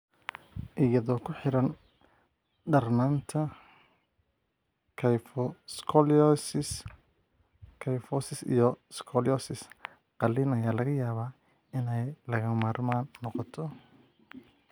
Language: Somali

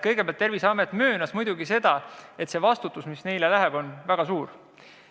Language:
Estonian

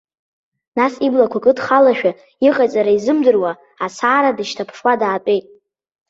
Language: Abkhazian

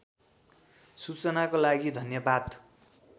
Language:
Nepali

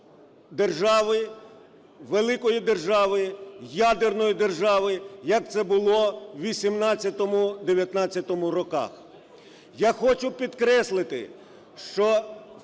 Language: Ukrainian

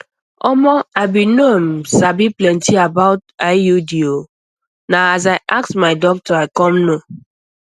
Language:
Nigerian Pidgin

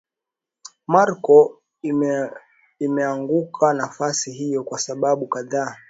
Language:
Swahili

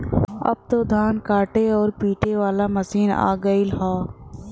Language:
Bhojpuri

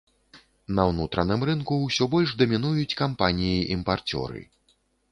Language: Belarusian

